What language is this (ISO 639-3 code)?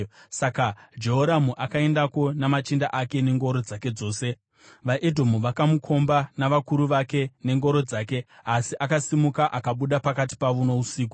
sna